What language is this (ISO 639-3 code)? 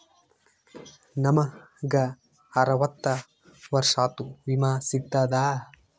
kan